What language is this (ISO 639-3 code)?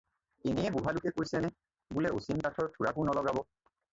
asm